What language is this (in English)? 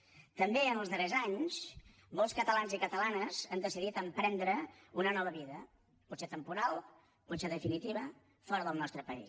Catalan